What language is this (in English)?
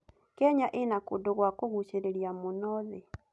Kikuyu